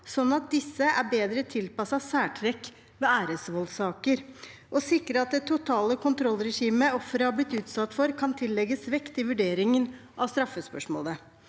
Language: Norwegian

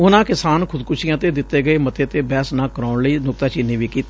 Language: Punjabi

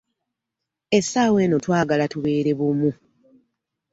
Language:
Ganda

